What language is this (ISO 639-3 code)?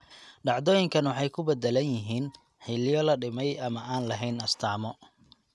som